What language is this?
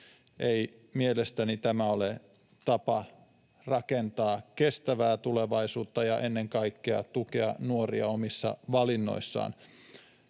Finnish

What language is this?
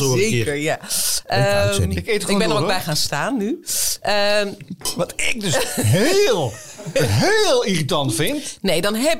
Dutch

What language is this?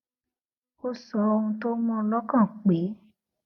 Yoruba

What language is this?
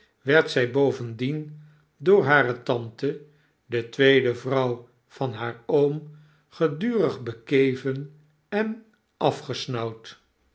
Dutch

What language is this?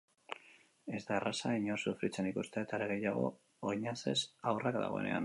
Basque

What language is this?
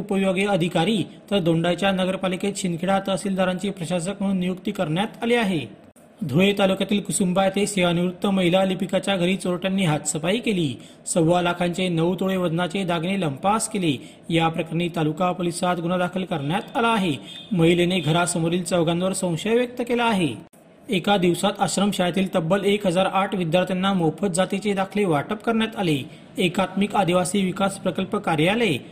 Marathi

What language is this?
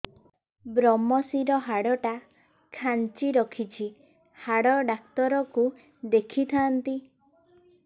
Odia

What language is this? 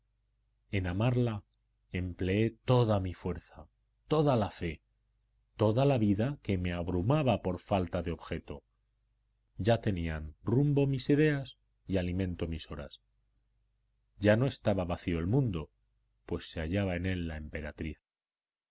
Spanish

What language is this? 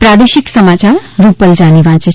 Gujarati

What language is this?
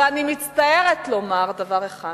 Hebrew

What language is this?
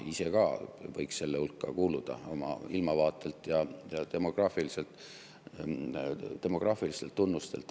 Estonian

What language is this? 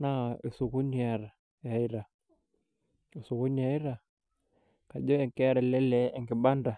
Masai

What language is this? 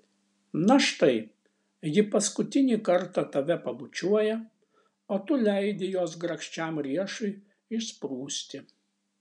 Lithuanian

